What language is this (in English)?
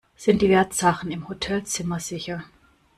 German